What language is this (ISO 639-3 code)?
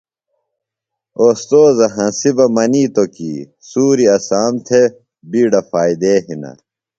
phl